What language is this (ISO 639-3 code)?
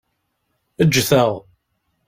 kab